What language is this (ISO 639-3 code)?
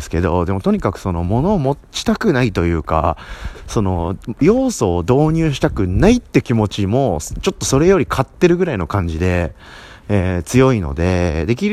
jpn